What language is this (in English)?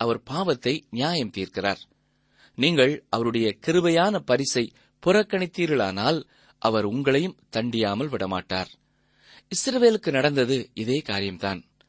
Tamil